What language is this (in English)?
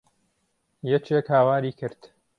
Central Kurdish